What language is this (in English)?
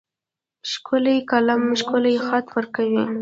Pashto